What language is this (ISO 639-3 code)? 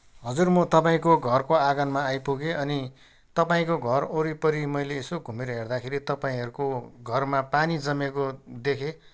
nep